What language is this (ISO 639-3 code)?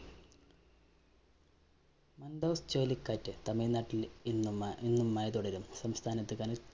mal